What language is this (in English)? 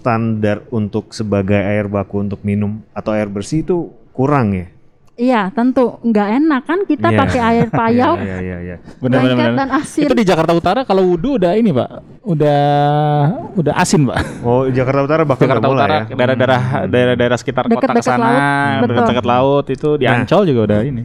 Indonesian